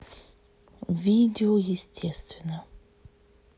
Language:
Russian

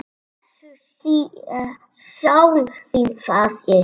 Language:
Icelandic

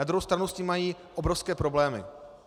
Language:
Czech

